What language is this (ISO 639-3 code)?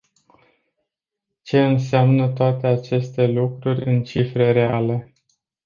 ron